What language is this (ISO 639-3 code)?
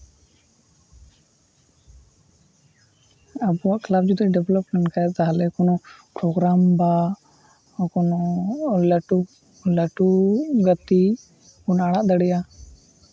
sat